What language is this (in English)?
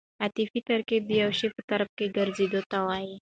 Pashto